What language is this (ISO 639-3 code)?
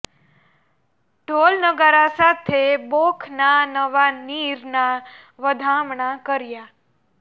guj